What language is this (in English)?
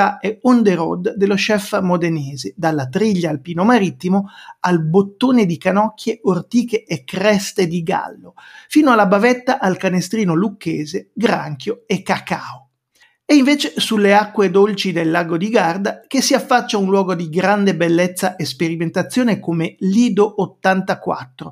Italian